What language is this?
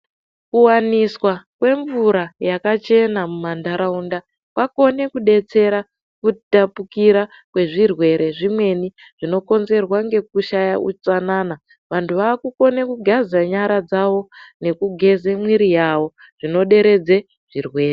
Ndau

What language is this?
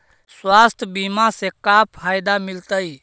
Magahi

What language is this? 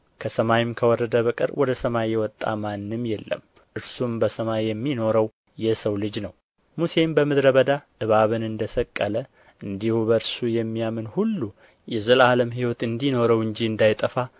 Amharic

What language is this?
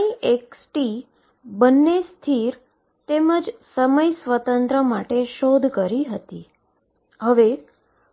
Gujarati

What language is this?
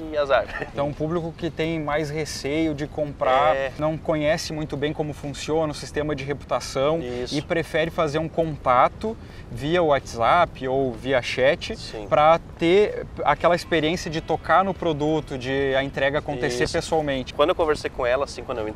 Portuguese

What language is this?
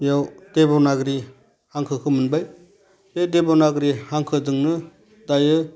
Bodo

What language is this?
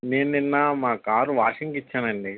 Telugu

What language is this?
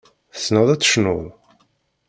Kabyle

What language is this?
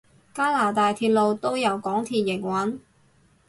Cantonese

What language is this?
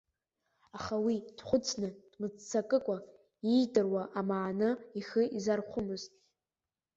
Abkhazian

